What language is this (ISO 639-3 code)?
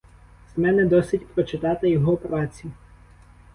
ukr